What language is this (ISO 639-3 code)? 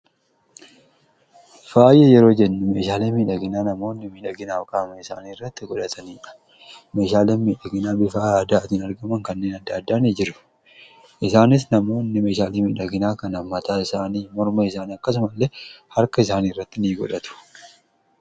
orm